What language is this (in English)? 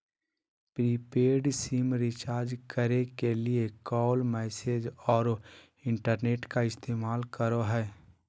Magahi